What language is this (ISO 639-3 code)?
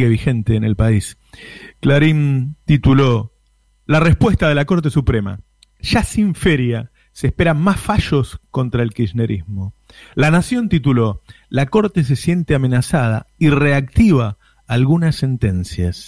spa